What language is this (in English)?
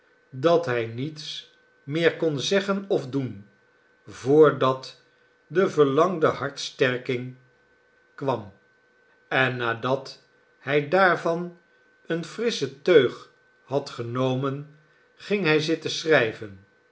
Dutch